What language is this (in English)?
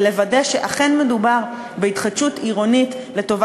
Hebrew